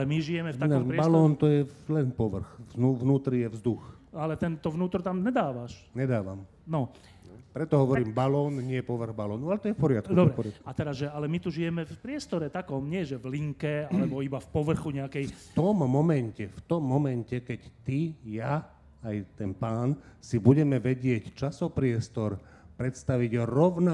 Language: Slovak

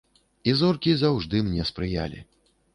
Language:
Belarusian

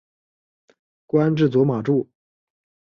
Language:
Chinese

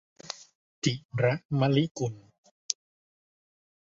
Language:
Thai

